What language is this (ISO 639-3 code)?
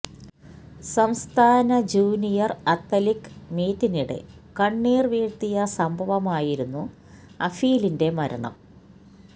mal